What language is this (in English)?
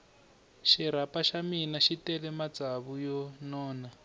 Tsonga